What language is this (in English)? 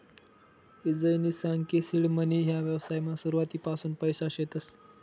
Marathi